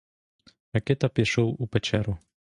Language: Ukrainian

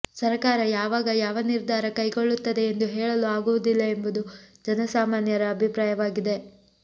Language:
Kannada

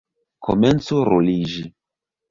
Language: Esperanto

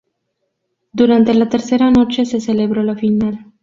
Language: Spanish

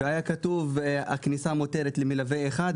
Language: Hebrew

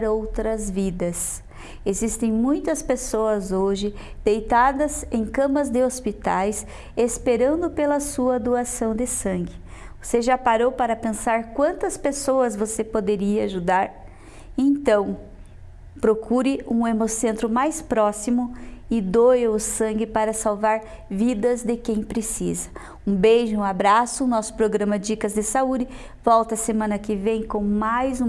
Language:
Portuguese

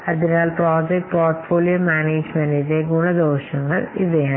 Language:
Malayalam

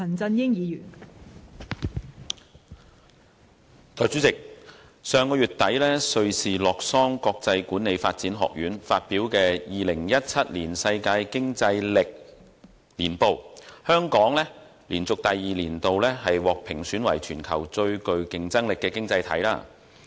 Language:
Cantonese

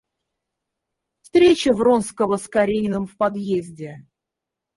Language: Russian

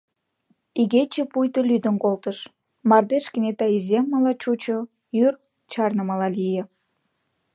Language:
Mari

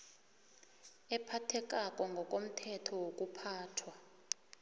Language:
South Ndebele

